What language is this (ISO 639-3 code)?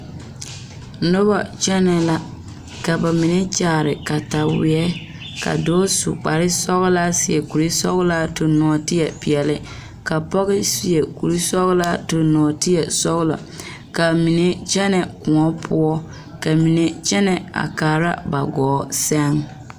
dga